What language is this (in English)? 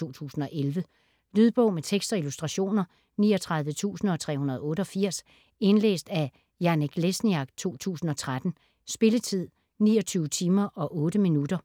Danish